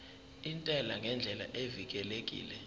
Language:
Zulu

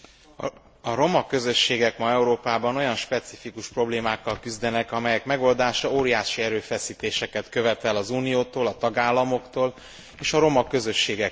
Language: Hungarian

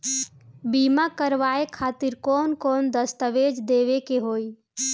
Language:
Bhojpuri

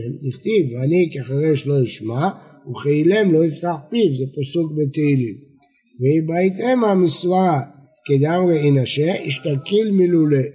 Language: Hebrew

